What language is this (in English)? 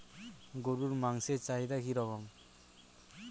Bangla